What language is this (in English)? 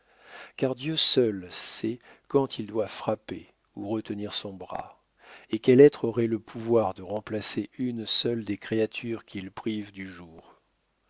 French